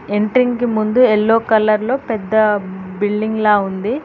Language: Telugu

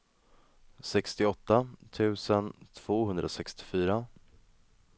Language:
Swedish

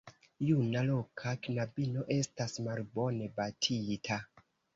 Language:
Esperanto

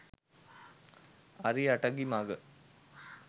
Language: Sinhala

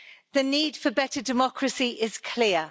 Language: English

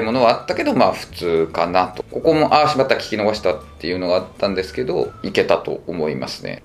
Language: Japanese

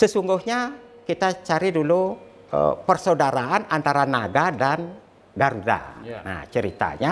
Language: Indonesian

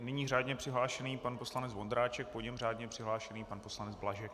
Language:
Czech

